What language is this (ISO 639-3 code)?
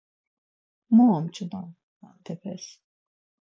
lzz